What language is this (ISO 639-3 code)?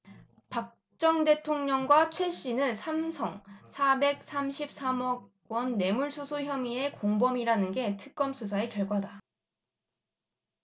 kor